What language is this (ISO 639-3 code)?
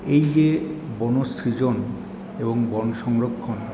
ben